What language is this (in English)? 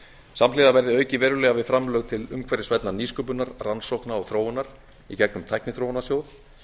Icelandic